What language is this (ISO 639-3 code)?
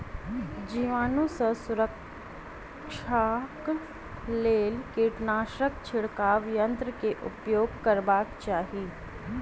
mai